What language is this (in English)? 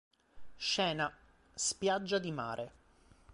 Italian